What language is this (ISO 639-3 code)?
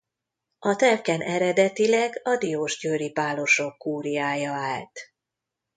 hun